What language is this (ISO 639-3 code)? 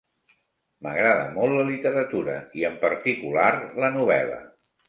cat